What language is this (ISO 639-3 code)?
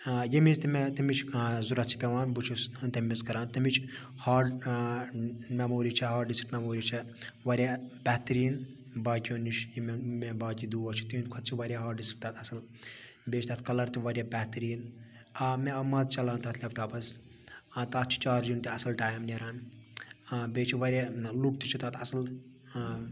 kas